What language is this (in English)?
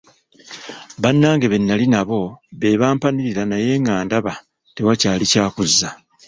Ganda